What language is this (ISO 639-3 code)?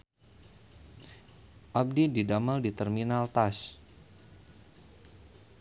sun